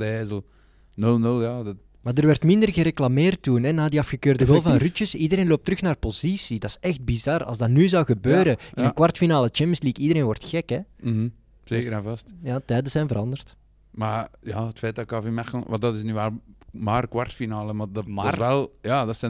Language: Dutch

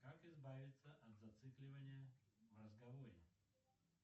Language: Russian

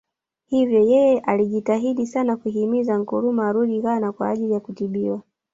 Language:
Swahili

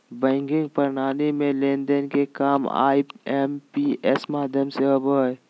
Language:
Magahi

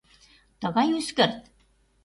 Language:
Mari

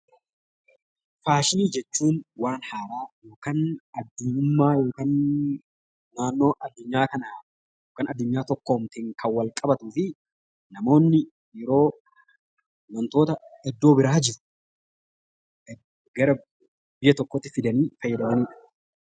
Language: Oromo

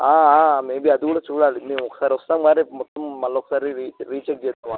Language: Telugu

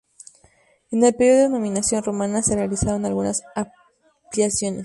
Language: Spanish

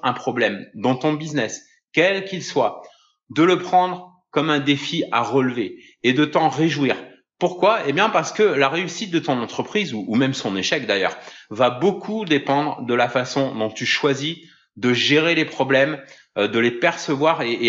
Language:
French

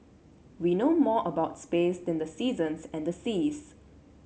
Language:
English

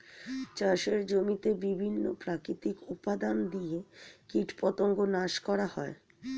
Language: Bangla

